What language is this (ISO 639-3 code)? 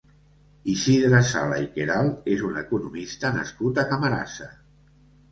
cat